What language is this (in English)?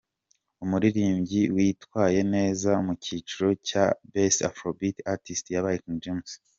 Kinyarwanda